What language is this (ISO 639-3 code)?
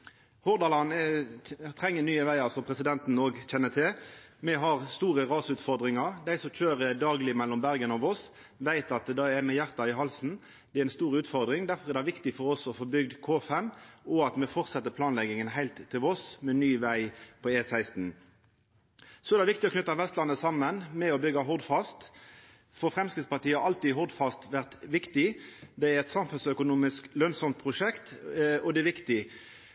nno